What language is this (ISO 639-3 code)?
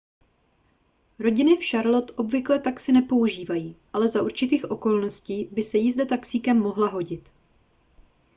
ces